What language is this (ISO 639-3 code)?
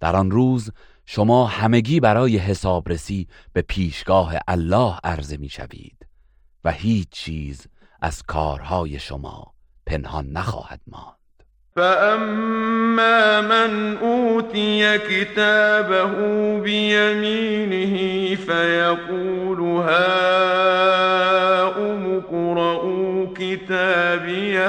fas